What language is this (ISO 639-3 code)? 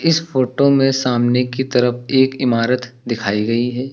hin